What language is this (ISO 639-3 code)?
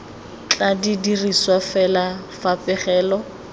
tsn